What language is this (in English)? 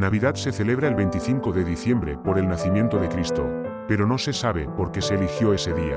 Spanish